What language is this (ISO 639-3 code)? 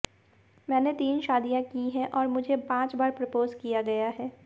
hin